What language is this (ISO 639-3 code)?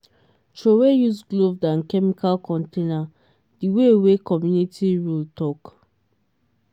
pcm